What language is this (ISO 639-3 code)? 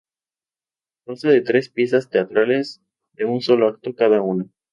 spa